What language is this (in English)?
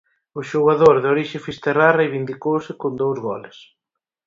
Galician